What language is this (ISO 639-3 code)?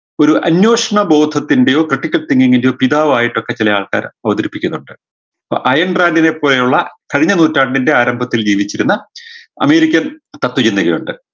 mal